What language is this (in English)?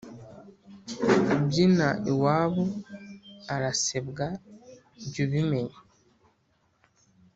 Kinyarwanda